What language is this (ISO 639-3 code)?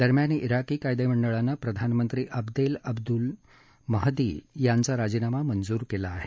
mar